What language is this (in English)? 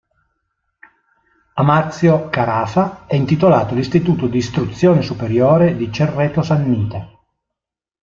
Italian